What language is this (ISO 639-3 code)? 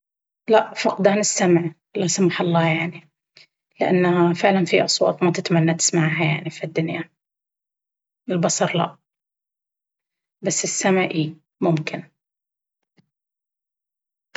abv